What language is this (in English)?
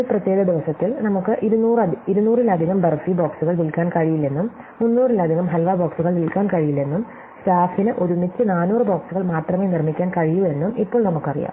Malayalam